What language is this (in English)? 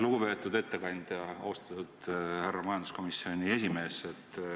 Estonian